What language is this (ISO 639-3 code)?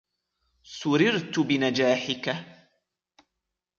ara